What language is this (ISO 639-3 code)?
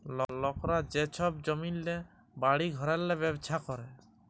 ben